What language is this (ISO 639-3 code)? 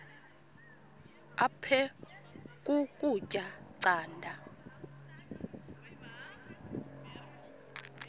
xho